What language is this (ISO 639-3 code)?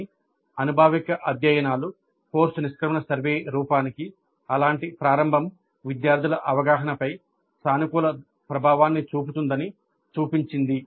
tel